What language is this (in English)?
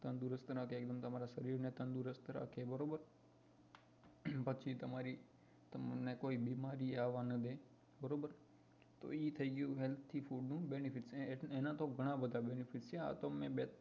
Gujarati